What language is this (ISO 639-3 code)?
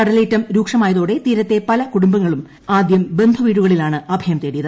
mal